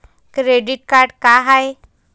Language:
Marathi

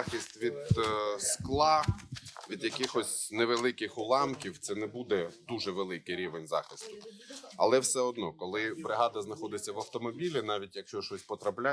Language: Ukrainian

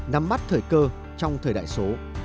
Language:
Vietnamese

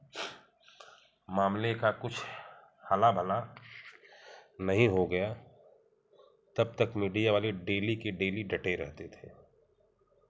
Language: Hindi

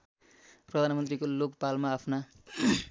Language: Nepali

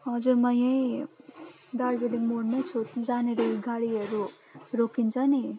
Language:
Nepali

